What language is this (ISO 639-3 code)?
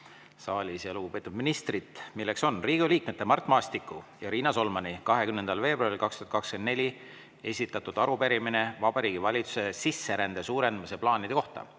est